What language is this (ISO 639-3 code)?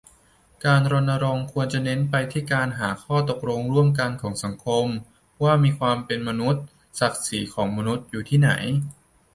tha